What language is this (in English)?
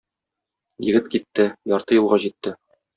Tatar